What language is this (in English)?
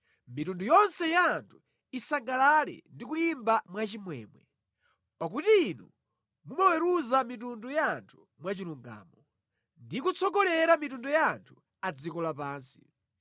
Nyanja